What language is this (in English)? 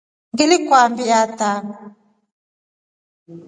Rombo